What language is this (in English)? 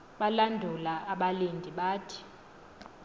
Xhosa